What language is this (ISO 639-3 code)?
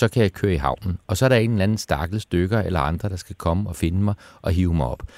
dan